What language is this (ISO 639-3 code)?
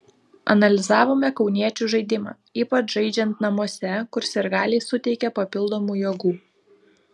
lit